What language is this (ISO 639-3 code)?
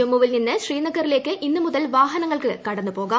mal